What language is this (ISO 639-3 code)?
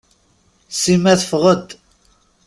kab